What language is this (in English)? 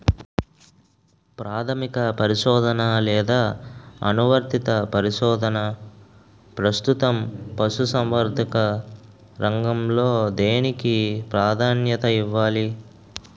Telugu